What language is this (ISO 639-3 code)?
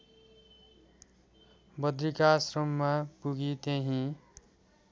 nep